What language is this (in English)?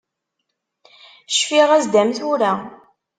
Kabyle